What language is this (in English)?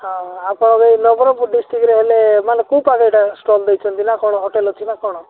Odia